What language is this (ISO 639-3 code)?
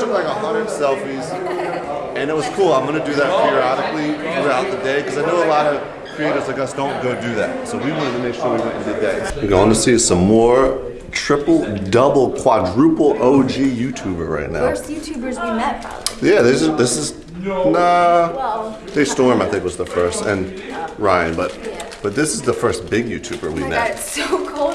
eng